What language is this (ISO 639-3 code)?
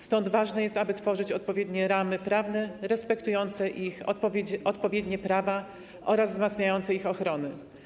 pol